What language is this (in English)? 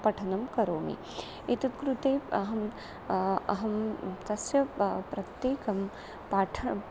Sanskrit